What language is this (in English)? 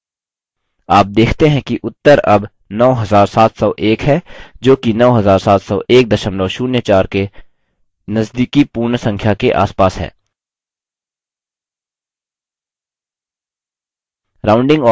Hindi